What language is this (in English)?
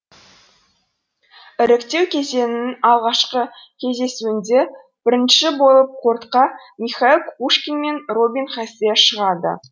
Kazakh